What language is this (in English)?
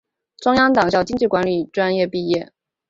Chinese